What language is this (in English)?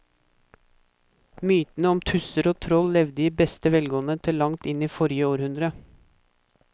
Norwegian